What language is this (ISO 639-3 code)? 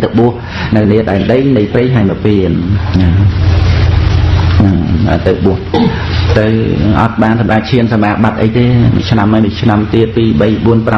vie